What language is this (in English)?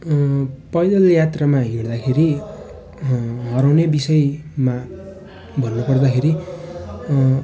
Nepali